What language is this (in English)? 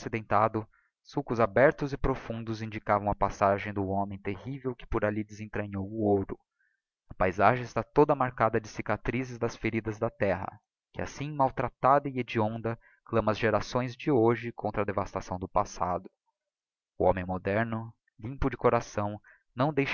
Portuguese